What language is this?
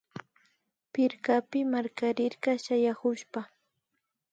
Imbabura Highland Quichua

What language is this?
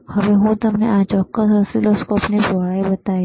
Gujarati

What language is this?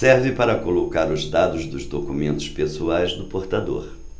Portuguese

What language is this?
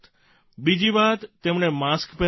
Gujarati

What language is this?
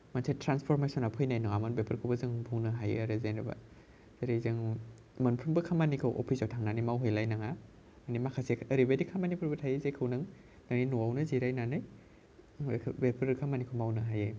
Bodo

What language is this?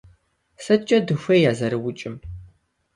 Kabardian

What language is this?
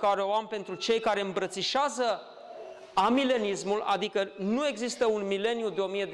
Romanian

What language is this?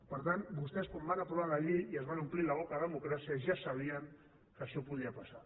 Catalan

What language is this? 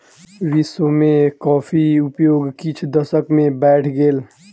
Maithili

